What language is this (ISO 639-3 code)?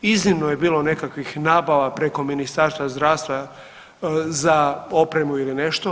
hrv